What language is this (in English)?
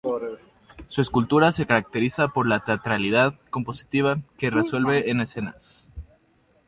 Spanish